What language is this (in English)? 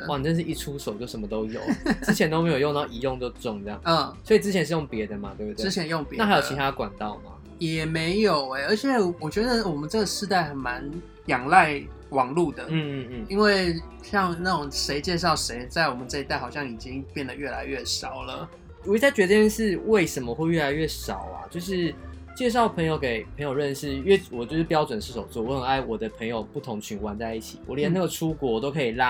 Chinese